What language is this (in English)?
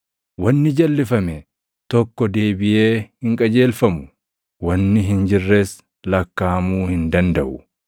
Oromo